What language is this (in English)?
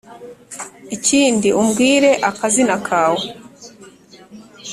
Kinyarwanda